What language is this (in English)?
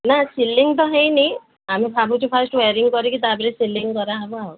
Odia